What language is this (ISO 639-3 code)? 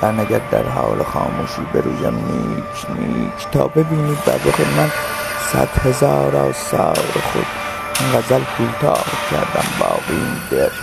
fas